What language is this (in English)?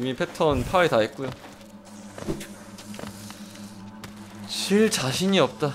Korean